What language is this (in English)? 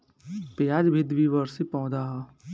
Bhojpuri